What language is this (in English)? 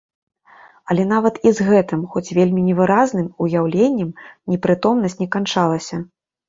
Belarusian